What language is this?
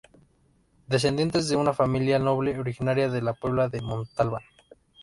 Spanish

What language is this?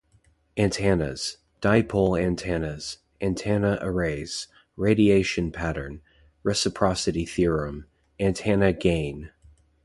English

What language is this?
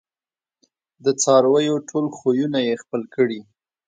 Pashto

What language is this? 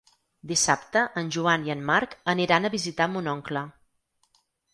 Catalan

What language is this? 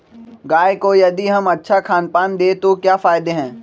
Magahi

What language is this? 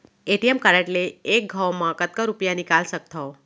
Chhattisgarhi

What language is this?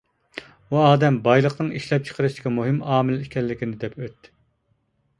Uyghur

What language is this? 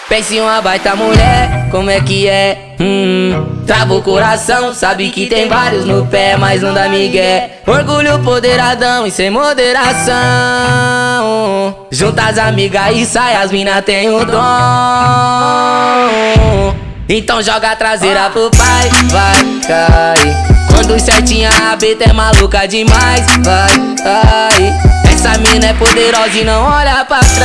Portuguese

